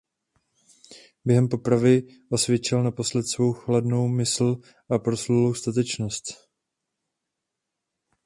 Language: Czech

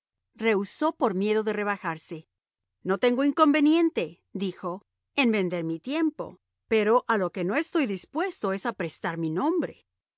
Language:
Spanish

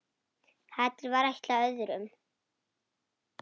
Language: Icelandic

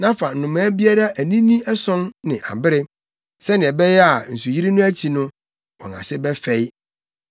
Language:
Akan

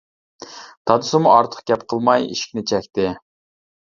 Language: Uyghur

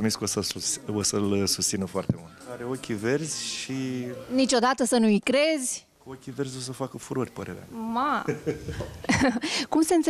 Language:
Romanian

